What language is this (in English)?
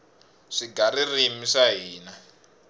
Tsonga